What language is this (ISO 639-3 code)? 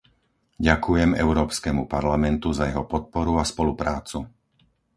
slk